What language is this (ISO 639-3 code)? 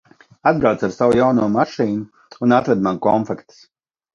lav